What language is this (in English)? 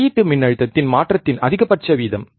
Tamil